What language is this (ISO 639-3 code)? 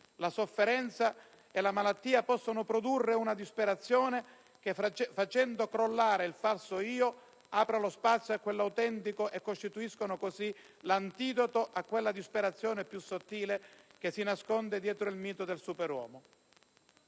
ita